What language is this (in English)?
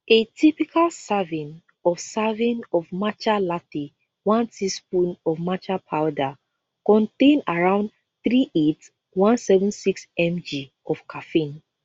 Nigerian Pidgin